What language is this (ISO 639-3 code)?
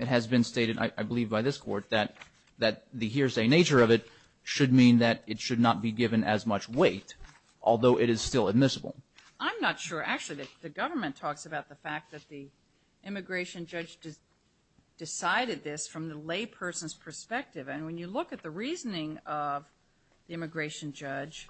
eng